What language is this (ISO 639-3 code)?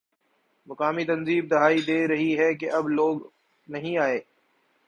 urd